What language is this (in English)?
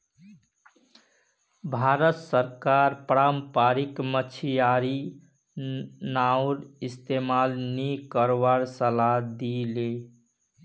Magahi